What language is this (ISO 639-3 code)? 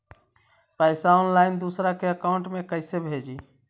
mag